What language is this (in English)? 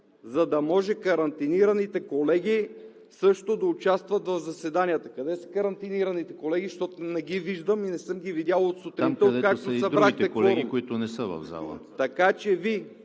Bulgarian